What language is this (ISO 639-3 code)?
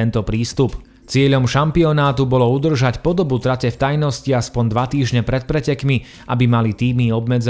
slk